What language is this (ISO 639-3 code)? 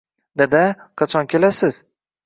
uzb